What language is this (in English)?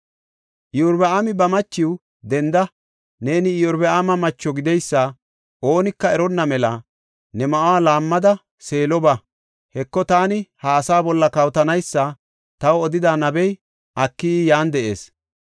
Gofa